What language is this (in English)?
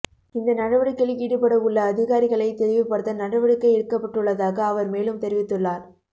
Tamil